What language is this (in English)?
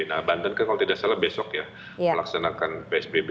Indonesian